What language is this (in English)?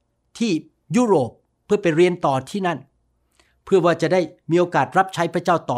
Thai